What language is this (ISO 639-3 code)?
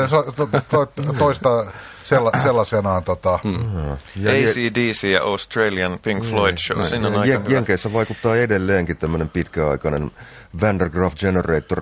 fin